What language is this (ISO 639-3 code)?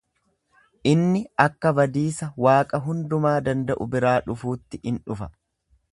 orm